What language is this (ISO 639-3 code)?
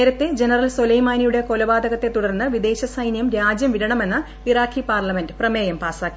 mal